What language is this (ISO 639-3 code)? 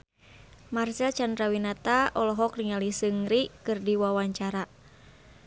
sun